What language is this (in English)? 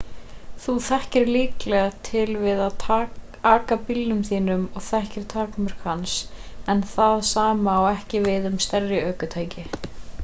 Icelandic